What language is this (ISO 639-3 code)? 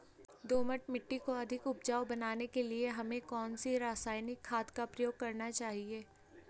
hin